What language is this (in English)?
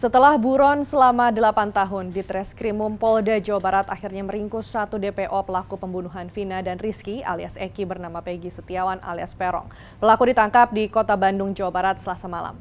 Indonesian